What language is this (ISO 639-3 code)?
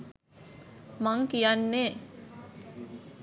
sin